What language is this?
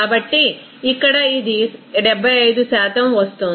Telugu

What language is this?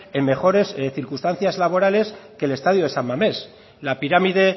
Spanish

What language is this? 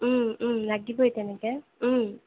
Assamese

